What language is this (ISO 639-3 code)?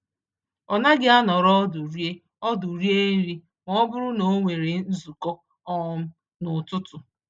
ibo